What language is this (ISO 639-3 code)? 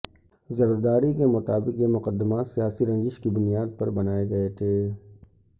urd